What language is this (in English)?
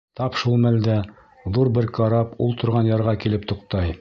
Bashkir